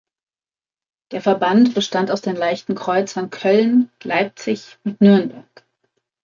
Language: German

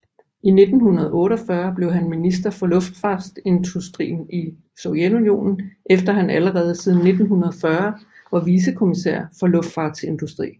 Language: Danish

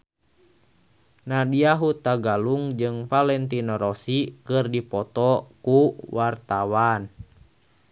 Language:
Sundanese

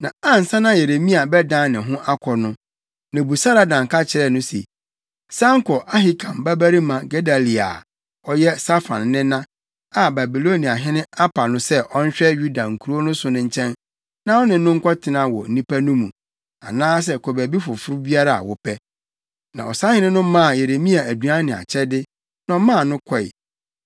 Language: Akan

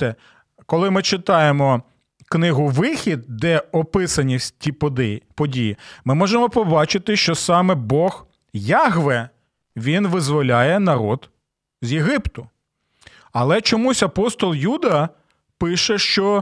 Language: Ukrainian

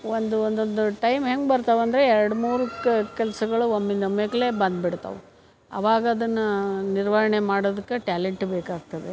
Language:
Kannada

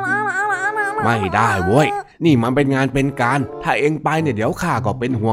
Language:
Thai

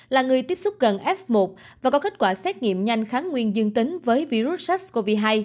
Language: Vietnamese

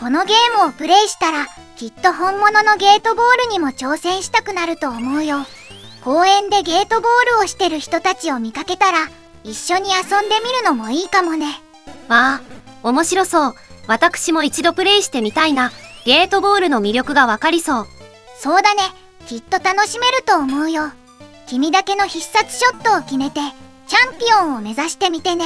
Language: Japanese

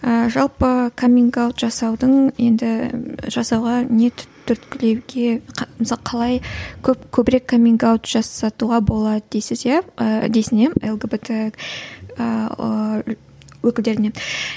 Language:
Kazakh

